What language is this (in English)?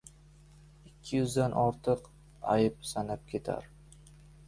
Uzbek